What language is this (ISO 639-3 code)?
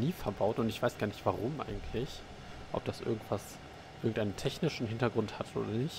deu